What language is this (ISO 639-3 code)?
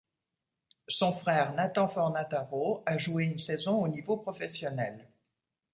fra